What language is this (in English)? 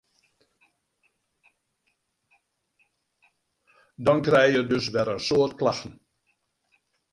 Western Frisian